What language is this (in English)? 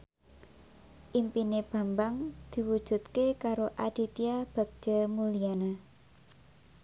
Javanese